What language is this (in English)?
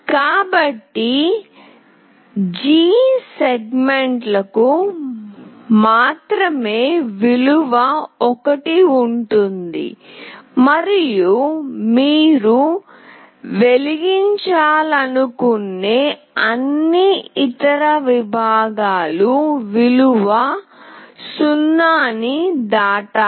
Telugu